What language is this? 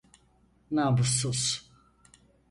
Turkish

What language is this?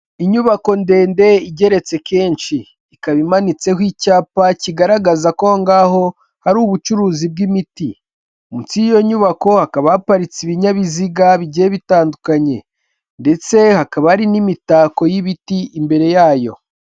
Kinyarwanda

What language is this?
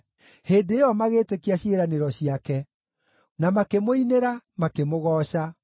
Kikuyu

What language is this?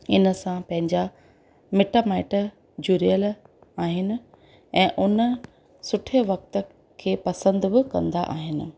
Sindhi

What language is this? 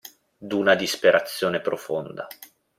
Italian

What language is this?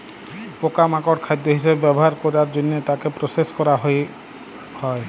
Bangla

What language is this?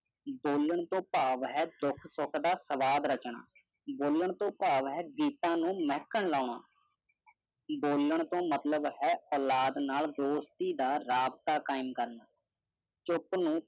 Punjabi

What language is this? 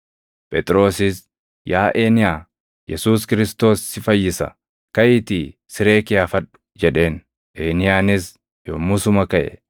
Oromo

